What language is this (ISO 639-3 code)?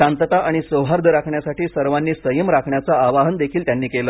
mar